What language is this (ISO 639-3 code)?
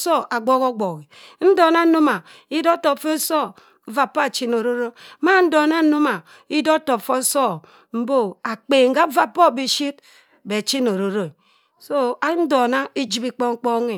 mfn